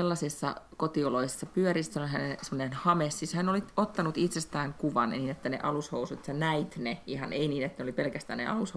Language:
Finnish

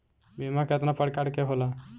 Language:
Bhojpuri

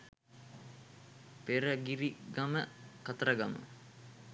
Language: Sinhala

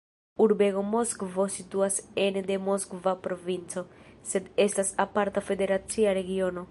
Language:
Esperanto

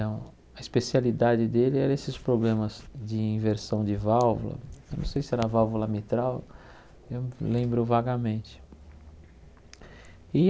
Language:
Portuguese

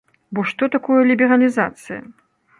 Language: Belarusian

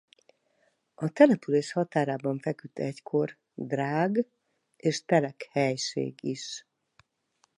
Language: Hungarian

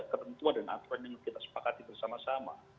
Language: Indonesian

